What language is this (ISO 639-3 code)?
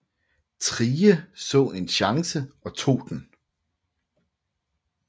dan